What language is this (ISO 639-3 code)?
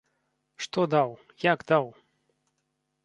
bel